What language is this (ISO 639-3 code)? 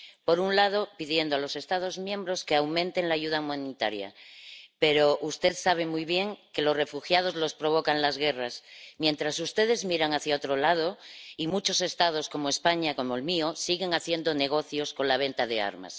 spa